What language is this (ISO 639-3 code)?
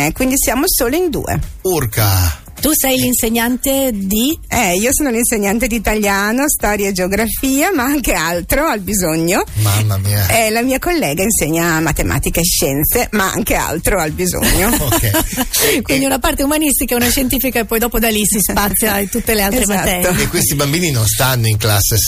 ita